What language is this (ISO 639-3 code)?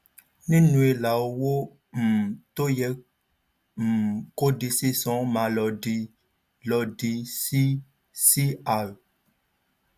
yor